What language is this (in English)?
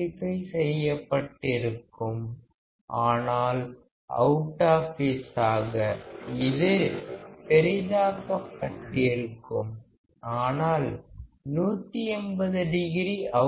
Tamil